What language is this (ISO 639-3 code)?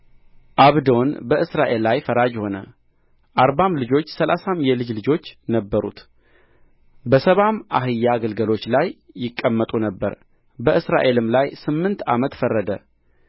amh